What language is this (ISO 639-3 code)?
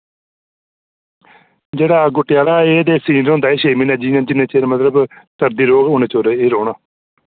doi